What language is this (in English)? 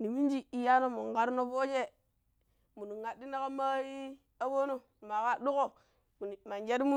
Pero